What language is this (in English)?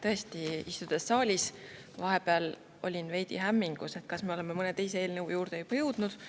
Estonian